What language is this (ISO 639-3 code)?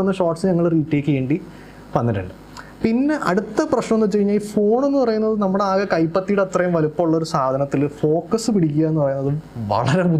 mal